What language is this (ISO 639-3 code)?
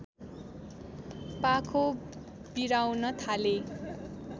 nep